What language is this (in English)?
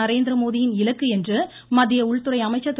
Tamil